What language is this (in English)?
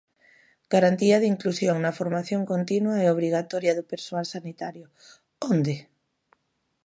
Galician